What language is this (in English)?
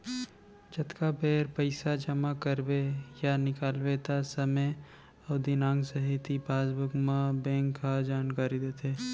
Chhattisgarhi